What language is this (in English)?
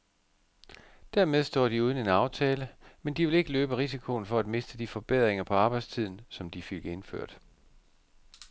Danish